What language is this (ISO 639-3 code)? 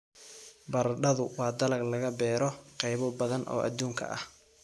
som